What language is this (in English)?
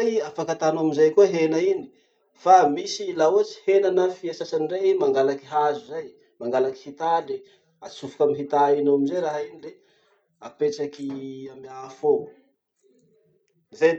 Masikoro Malagasy